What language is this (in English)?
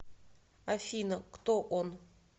Russian